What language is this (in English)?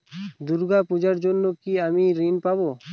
Bangla